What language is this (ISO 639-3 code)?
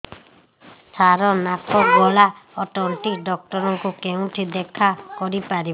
ori